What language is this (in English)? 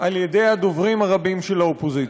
Hebrew